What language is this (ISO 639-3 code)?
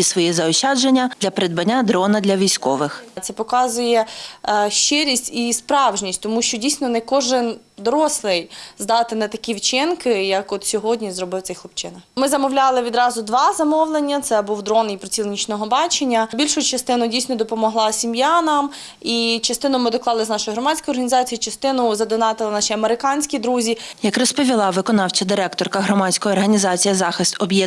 ukr